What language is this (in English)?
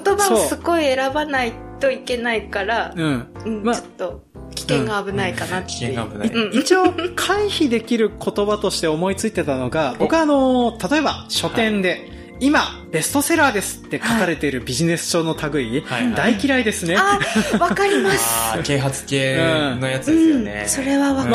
Japanese